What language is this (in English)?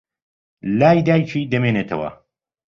Central Kurdish